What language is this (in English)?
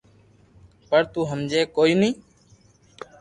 Loarki